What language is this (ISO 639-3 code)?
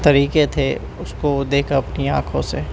urd